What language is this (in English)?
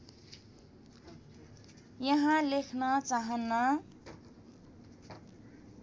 Nepali